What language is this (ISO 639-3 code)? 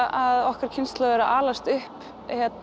isl